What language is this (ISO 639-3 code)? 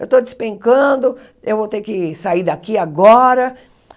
por